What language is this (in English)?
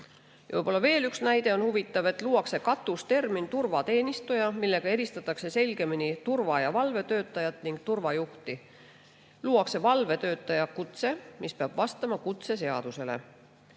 Estonian